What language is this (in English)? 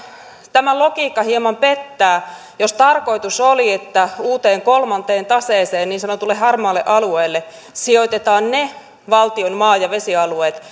Finnish